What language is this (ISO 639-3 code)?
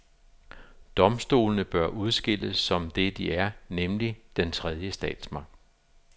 dan